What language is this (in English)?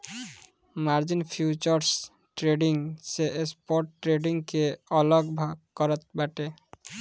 Bhojpuri